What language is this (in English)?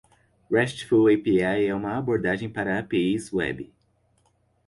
Portuguese